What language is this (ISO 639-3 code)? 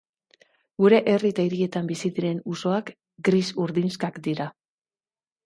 eus